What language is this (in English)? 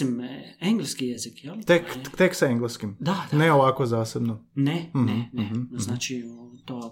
Croatian